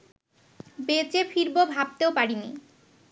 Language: Bangla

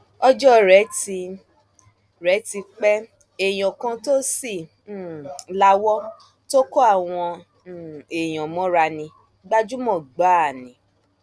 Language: Yoruba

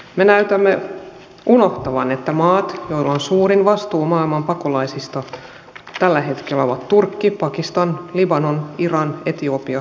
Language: Finnish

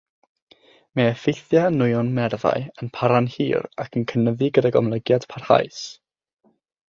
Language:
Welsh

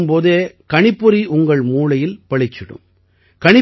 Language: Tamil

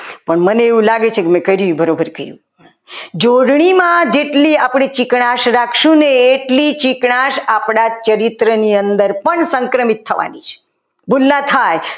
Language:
Gujarati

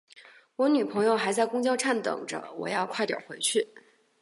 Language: Chinese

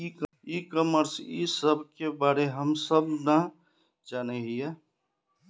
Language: Magahi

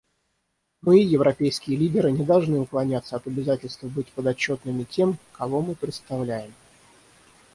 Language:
Russian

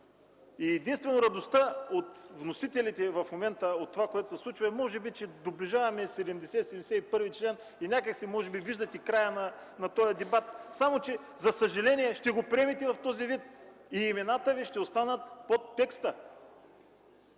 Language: Bulgarian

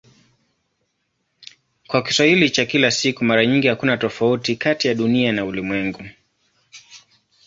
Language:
Swahili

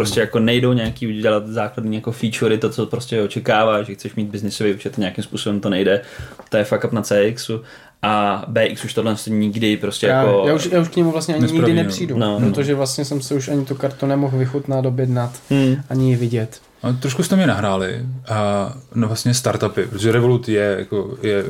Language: Czech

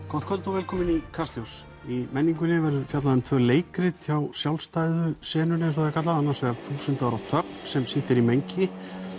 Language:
Icelandic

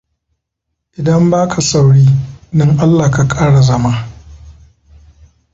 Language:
Hausa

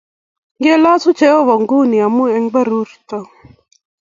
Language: Kalenjin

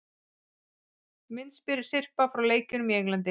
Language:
Icelandic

